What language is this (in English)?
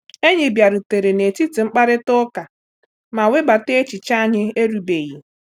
Igbo